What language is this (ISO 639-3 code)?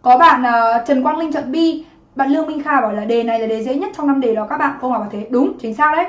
vie